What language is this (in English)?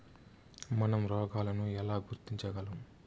Telugu